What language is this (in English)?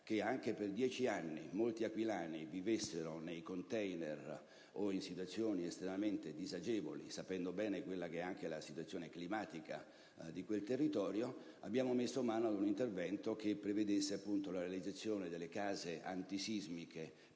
Italian